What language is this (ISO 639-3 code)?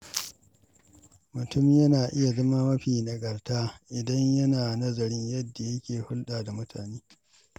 hau